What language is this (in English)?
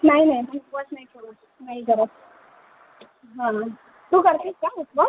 Marathi